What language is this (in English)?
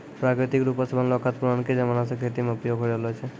Maithili